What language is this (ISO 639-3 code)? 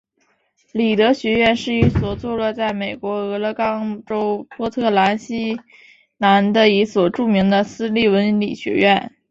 zho